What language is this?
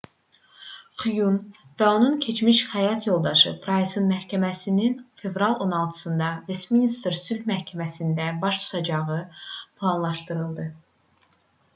Azerbaijani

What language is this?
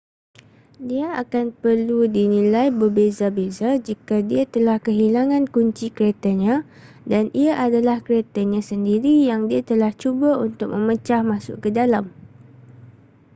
Malay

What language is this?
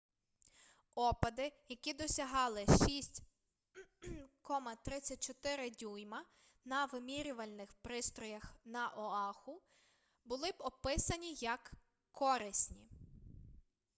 Ukrainian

